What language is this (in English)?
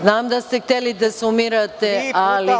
Serbian